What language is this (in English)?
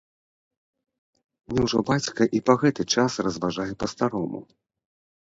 Belarusian